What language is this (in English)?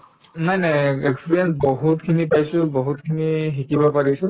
Assamese